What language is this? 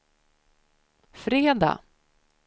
Swedish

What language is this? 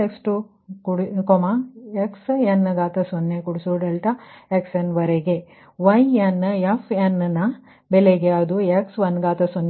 Kannada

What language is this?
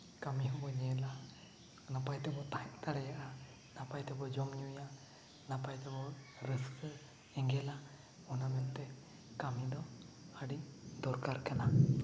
Santali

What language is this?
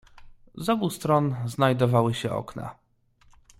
Polish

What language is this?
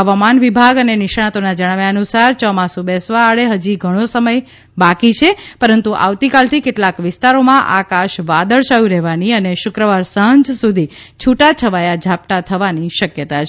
Gujarati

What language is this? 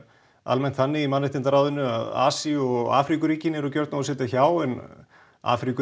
Icelandic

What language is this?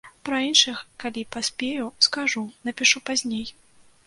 Belarusian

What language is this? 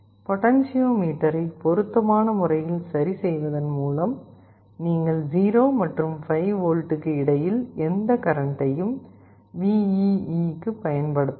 Tamil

